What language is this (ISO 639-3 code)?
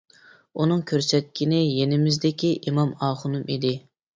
uig